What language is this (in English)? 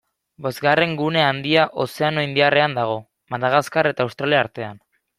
Basque